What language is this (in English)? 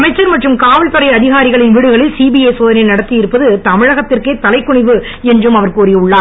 Tamil